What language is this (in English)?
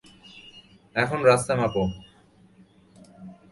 Bangla